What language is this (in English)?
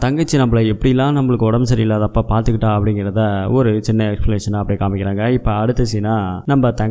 Tamil